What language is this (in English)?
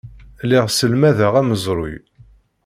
Kabyle